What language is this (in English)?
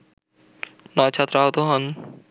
Bangla